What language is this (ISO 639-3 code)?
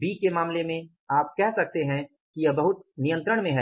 hin